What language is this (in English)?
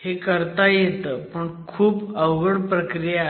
Marathi